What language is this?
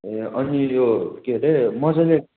Nepali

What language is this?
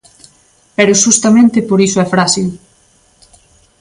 Galician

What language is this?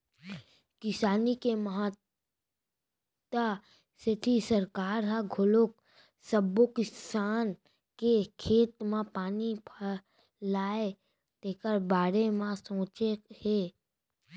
Chhattisgarhi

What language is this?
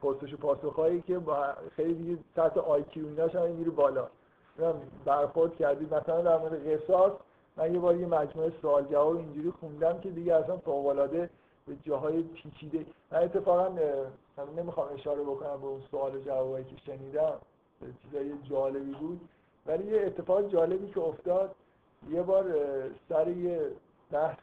Persian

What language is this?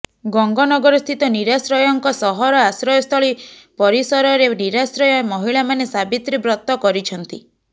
Odia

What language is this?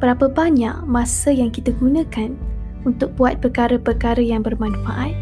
Malay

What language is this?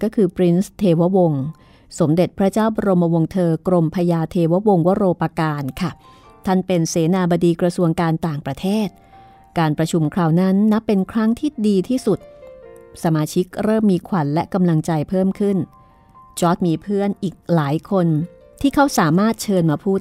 Thai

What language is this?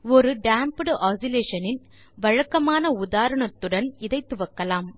Tamil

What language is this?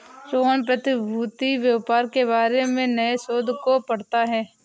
Hindi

